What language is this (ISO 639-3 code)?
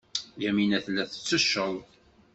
kab